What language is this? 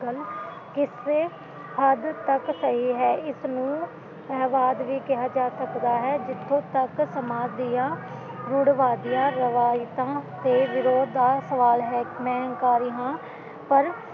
Punjabi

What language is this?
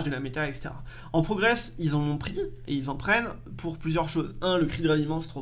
French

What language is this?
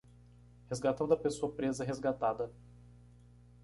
Portuguese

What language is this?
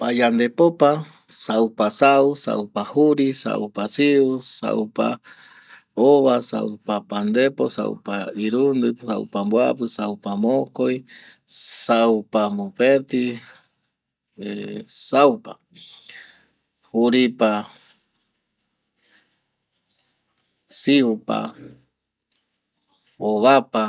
Eastern Bolivian Guaraní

